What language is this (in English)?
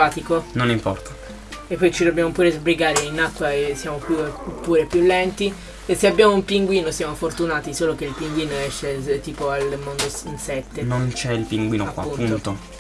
Italian